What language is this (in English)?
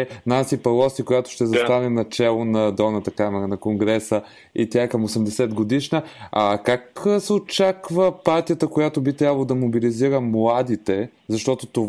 Bulgarian